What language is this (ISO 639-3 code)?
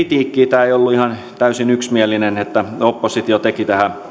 fin